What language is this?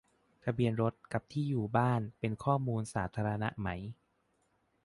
Thai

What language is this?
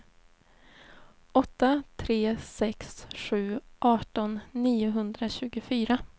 Swedish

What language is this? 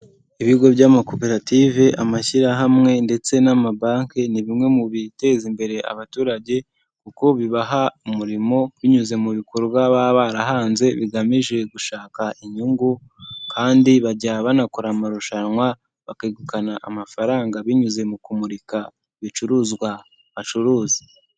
Kinyarwanda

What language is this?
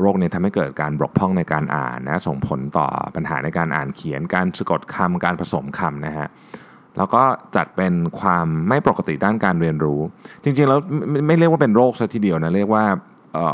Thai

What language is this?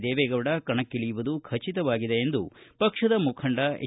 Kannada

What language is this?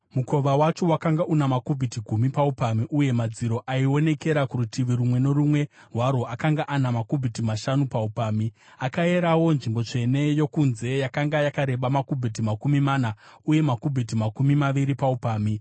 Shona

